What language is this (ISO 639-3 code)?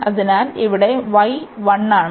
mal